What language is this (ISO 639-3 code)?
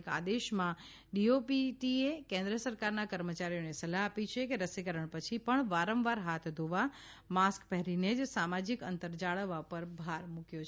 guj